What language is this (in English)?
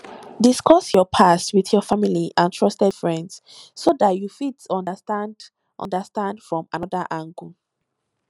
Nigerian Pidgin